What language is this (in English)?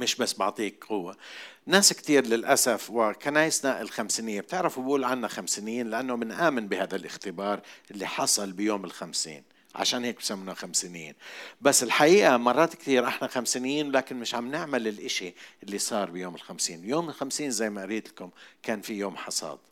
Arabic